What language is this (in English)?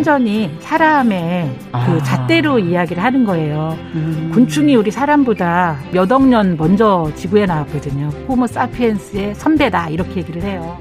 Korean